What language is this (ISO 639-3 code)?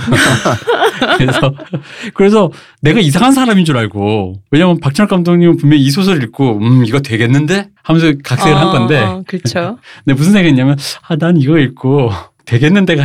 kor